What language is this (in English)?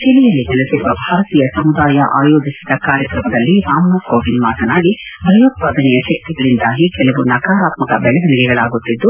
Kannada